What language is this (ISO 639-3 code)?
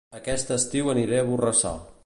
cat